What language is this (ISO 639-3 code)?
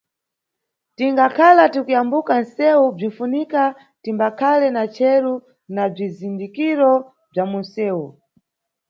nyu